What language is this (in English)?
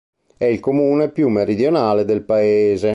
Italian